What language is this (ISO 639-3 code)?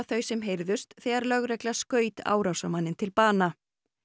isl